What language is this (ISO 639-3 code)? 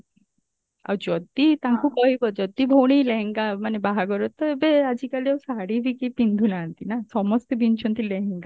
ori